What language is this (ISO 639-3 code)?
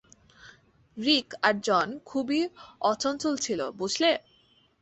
ben